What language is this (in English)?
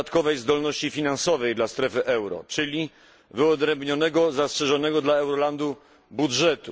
Polish